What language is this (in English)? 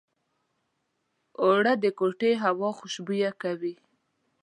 Pashto